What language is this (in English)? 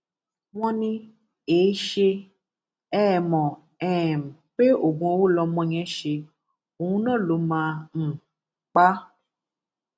Yoruba